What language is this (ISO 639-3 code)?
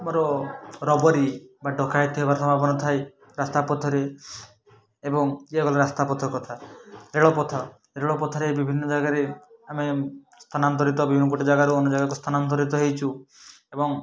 ori